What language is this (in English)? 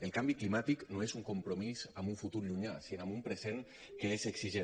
Catalan